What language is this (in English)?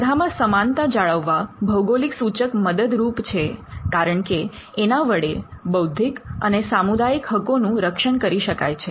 Gujarati